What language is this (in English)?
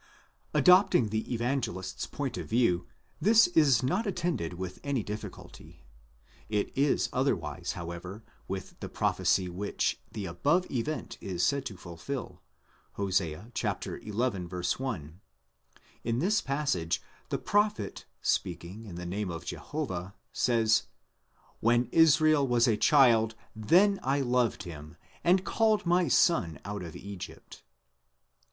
English